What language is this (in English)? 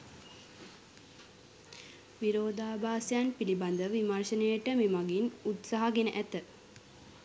Sinhala